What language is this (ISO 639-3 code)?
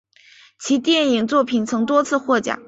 zho